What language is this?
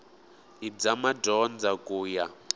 Tsonga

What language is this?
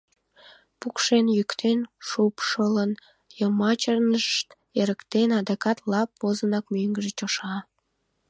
Mari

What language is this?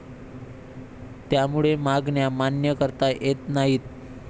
Marathi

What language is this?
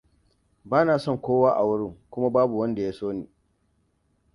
Hausa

